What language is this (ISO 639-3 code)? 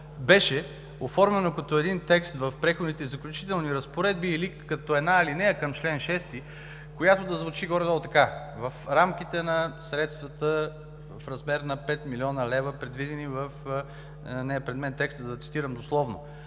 bul